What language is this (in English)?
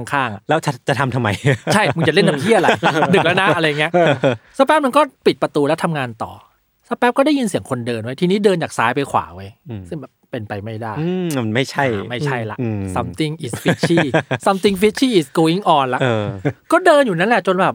Thai